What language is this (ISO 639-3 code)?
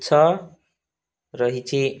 ori